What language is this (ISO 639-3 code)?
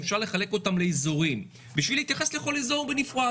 heb